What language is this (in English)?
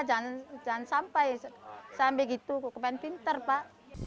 Indonesian